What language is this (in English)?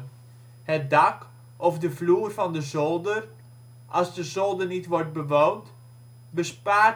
Dutch